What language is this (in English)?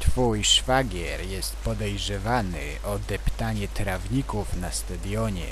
Polish